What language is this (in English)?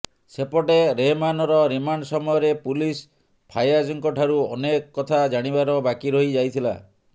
Odia